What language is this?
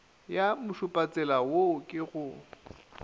Northern Sotho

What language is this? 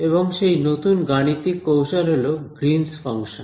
Bangla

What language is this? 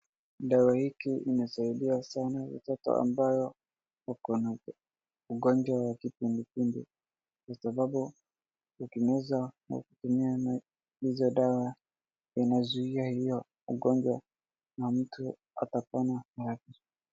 Swahili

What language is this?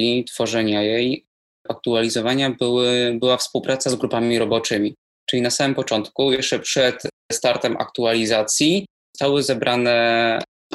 Polish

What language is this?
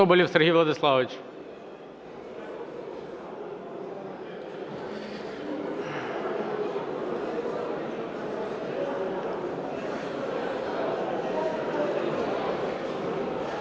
Ukrainian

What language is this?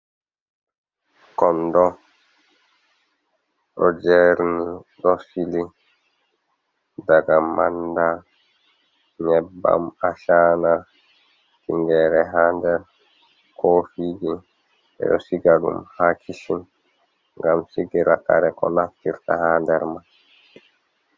Fula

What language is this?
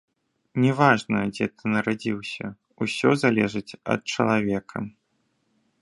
Belarusian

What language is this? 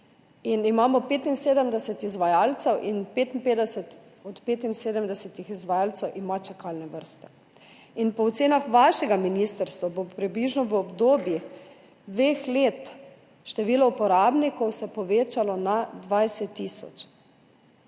Slovenian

